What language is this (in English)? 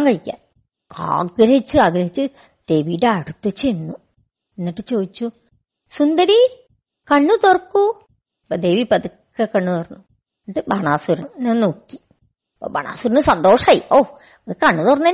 Malayalam